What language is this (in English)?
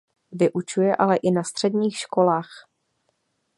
Czech